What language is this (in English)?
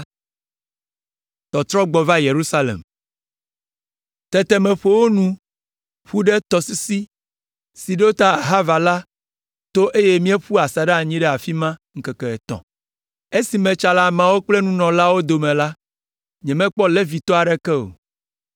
Ewe